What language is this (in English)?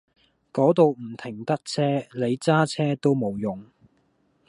Cantonese